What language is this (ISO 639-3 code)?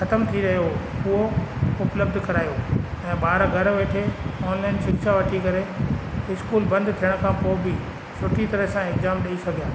snd